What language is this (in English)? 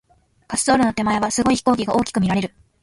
Japanese